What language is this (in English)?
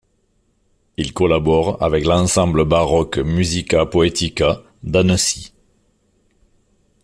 French